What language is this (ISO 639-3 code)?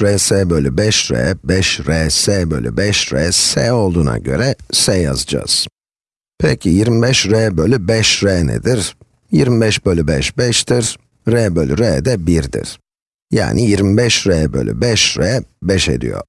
tur